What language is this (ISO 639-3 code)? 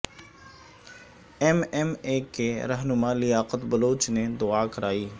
urd